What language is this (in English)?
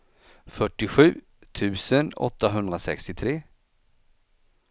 Swedish